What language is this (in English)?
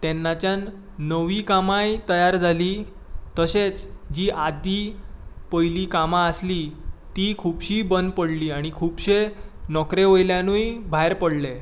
Konkani